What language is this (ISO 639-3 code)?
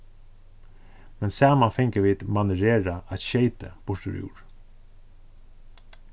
fao